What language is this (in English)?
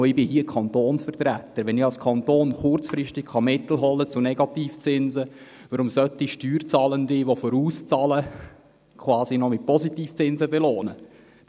Swiss German